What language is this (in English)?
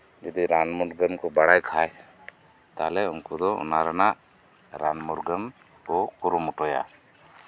Santali